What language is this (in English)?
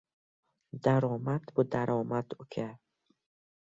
Uzbek